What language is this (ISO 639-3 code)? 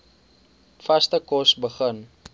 afr